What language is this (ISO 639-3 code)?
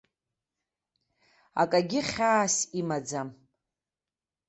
abk